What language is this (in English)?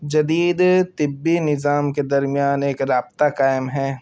Urdu